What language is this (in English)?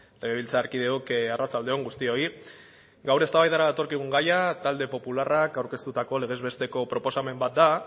Basque